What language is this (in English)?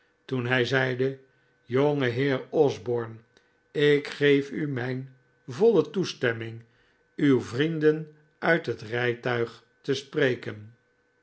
Dutch